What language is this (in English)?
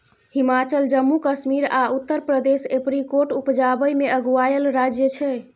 Maithili